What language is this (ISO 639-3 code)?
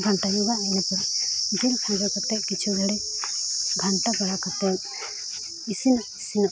sat